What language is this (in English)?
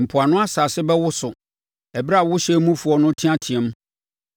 Akan